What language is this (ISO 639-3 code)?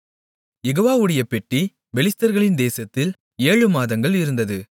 tam